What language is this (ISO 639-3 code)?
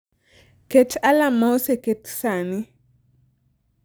luo